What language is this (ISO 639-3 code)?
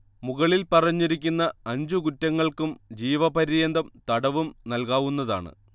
mal